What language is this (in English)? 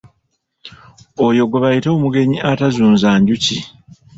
Ganda